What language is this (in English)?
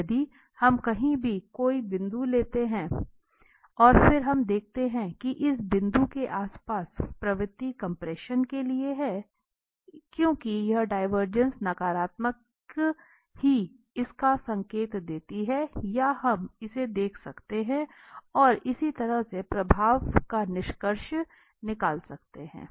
Hindi